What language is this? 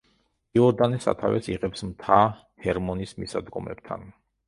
Georgian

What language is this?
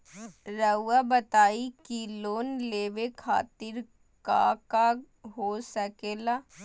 Magahi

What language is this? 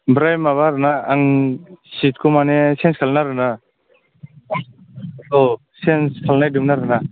Bodo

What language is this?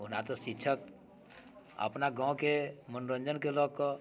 Maithili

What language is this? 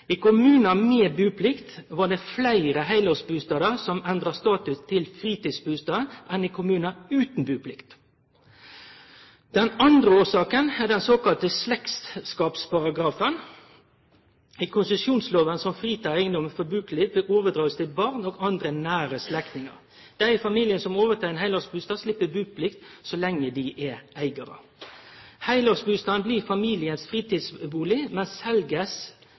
Norwegian Nynorsk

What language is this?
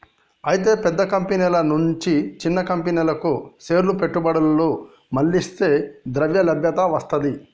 Telugu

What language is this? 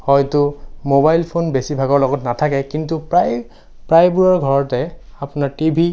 Assamese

